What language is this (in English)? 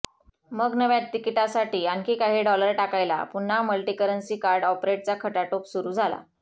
Marathi